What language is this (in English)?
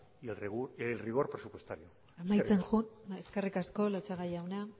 Basque